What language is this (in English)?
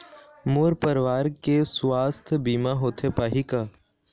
Chhattisgarhi